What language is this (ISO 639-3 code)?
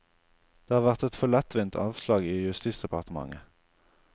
nor